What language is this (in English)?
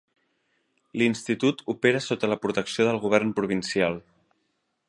Catalan